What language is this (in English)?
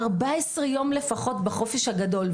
Hebrew